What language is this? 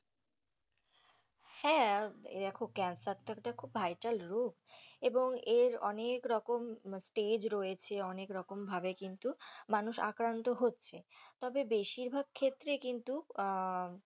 Bangla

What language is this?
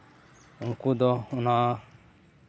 Santali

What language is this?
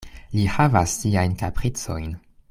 Esperanto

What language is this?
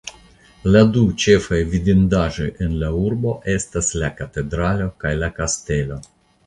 Esperanto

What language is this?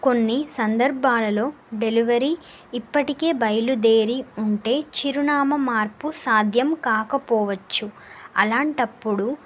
Telugu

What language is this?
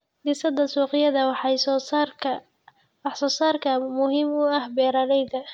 Somali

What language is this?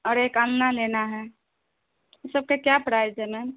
Urdu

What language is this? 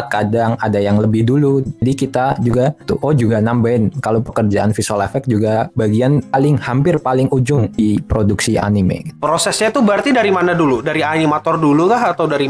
Indonesian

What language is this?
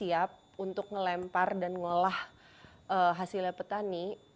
Indonesian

